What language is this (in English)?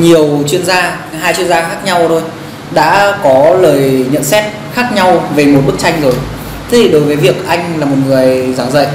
Vietnamese